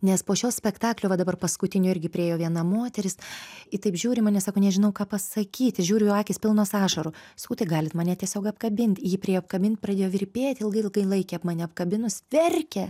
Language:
Lithuanian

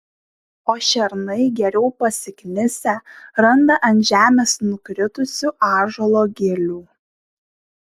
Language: Lithuanian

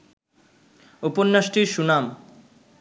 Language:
Bangla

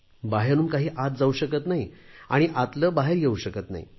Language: Marathi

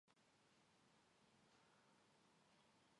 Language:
Georgian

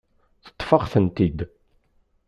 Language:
Kabyle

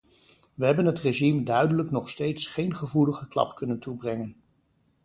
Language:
Dutch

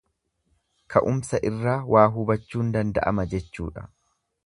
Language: Oromo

